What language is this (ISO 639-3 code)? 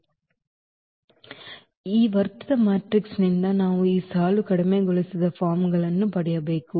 kan